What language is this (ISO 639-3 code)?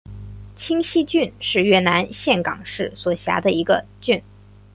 zho